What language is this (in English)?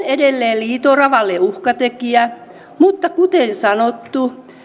Finnish